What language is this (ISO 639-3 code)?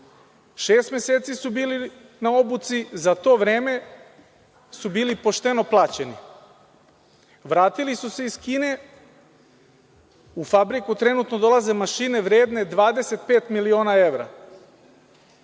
srp